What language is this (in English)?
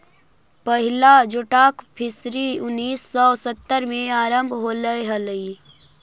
Magahi